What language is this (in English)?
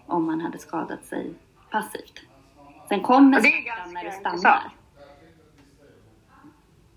Swedish